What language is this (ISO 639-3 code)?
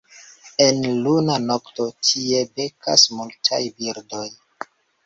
epo